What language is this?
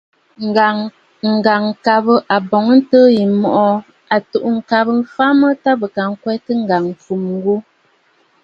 Bafut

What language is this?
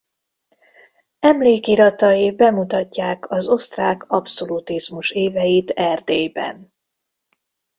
Hungarian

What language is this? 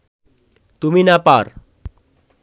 Bangla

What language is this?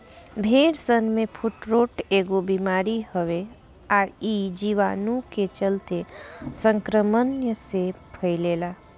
Bhojpuri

